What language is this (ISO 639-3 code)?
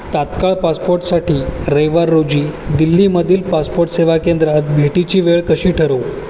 mar